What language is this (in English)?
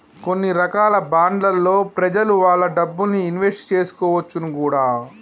Telugu